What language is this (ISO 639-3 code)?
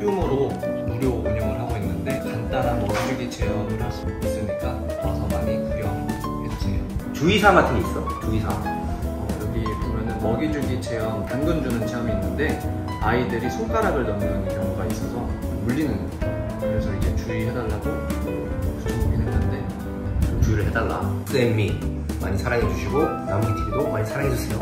kor